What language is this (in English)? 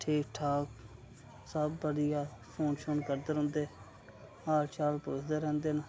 Dogri